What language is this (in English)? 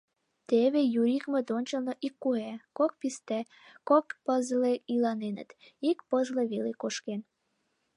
Mari